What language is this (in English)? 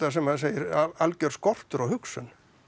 Icelandic